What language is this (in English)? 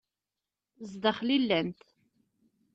Kabyle